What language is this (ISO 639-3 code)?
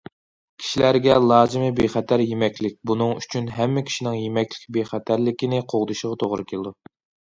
uig